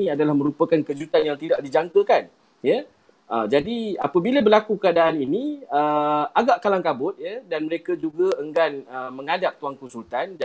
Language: Malay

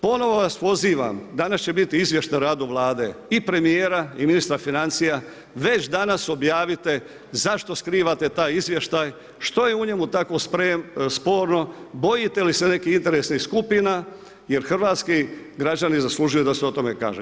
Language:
Croatian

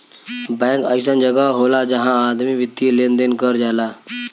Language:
Bhojpuri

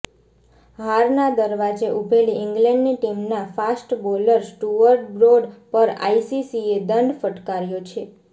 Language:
Gujarati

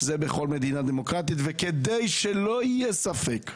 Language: Hebrew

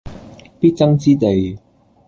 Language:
Cantonese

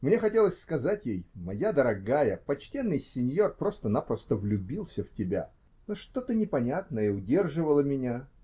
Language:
Russian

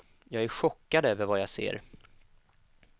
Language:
Swedish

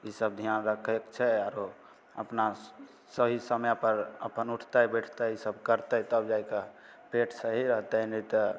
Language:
Maithili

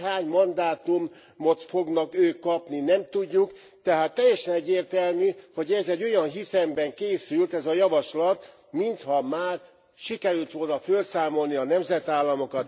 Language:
Hungarian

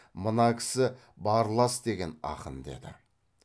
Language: Kazakh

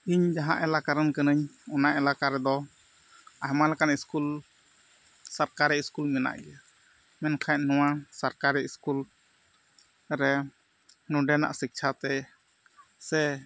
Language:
Santali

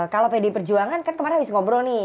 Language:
Indonesian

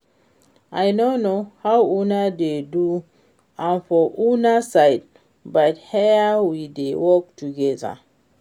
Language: Nigerian Pidgin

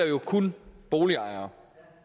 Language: Danish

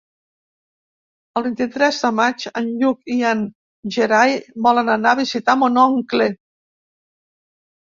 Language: Catalan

